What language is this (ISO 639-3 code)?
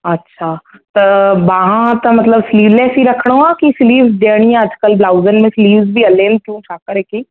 snd